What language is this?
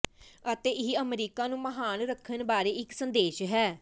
Punjabi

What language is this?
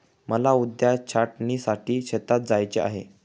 Marathi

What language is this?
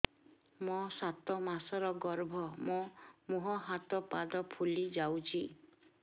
Odia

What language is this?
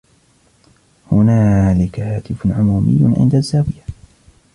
Arabic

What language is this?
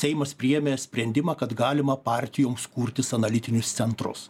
Lithuanian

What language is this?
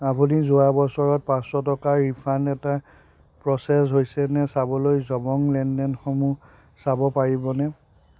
Assamese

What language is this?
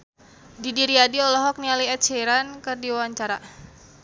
Sundanese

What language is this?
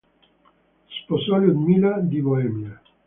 Italian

